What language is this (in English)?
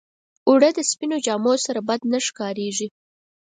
Pashto